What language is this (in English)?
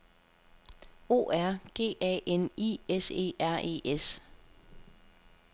Danish